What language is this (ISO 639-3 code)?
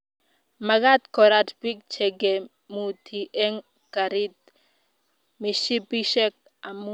kln